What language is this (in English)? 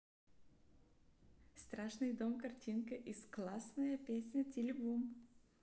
Russian